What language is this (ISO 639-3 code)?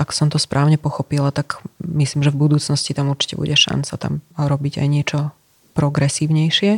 slk